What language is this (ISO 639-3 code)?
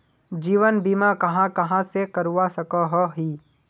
mag